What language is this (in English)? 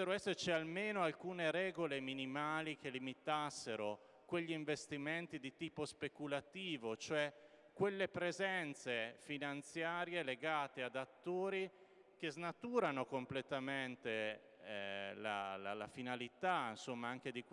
Italian